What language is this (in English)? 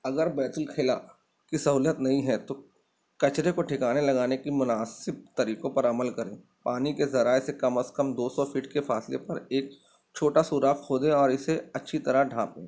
Urdu